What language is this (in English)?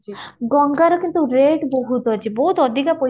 Odia